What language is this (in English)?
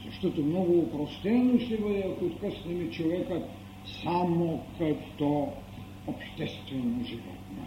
Bulgarian